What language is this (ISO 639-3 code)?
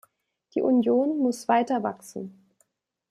deu